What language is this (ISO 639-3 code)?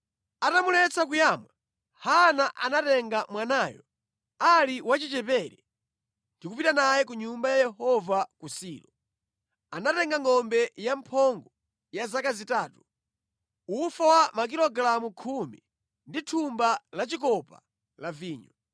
nya